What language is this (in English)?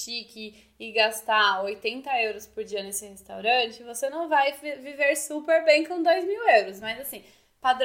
Portuguese